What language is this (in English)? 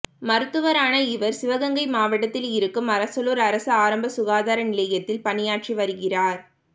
Tamil